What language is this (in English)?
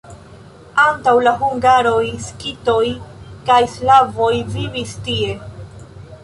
Esperanto